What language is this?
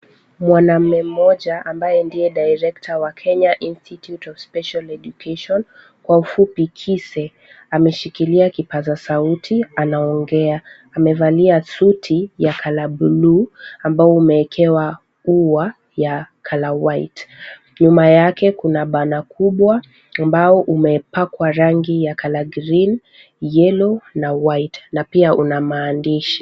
Swahili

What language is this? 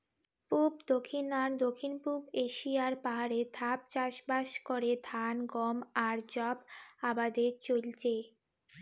Bangla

